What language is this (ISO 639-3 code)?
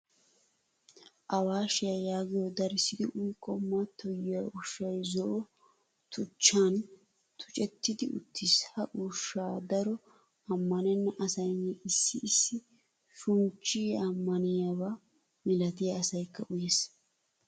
wal